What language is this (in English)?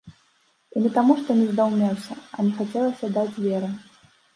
Belarusian